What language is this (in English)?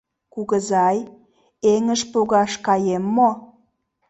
Mari